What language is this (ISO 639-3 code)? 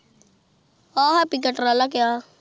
pan